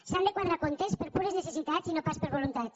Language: Catalan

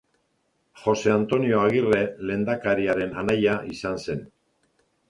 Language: Basque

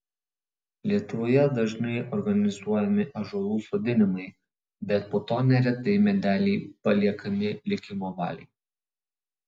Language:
Lithuanian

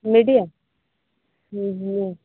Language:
Santali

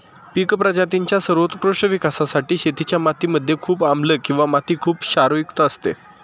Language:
Marathi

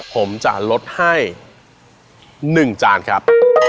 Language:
Thai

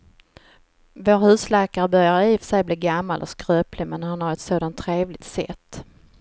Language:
Swedish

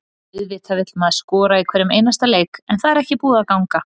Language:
Icelandic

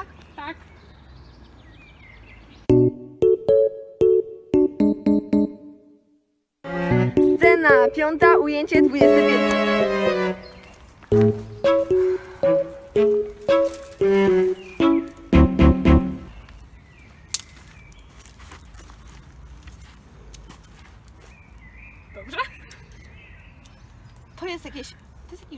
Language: Polish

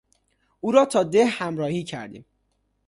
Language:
Persian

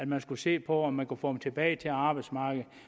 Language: Danish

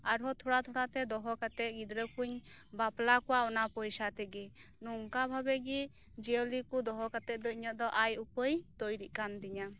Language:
Santali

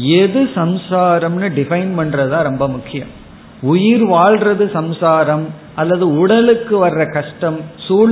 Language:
Tamil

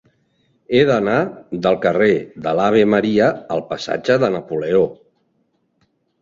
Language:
Catalan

